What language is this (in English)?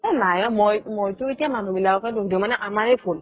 Assamese